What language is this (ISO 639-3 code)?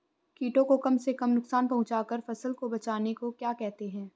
hin